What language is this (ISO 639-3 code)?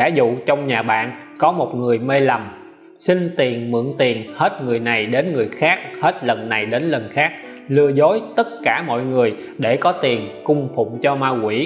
vie